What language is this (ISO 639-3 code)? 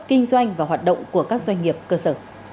vie